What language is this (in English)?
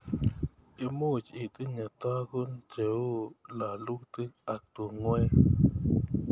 Kalenjin